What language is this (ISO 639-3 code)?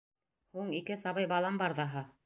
bak